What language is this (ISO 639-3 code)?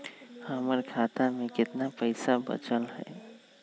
mag